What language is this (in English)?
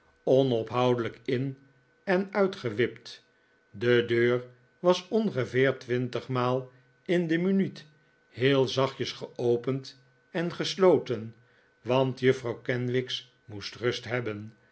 Dutch